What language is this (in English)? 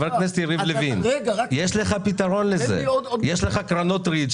Hebrew